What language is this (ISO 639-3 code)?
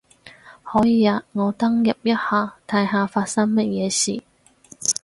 yue